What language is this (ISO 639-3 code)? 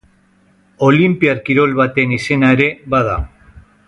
eus